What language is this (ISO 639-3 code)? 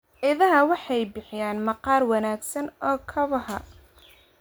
som